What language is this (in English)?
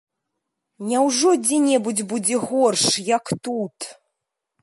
Belarusian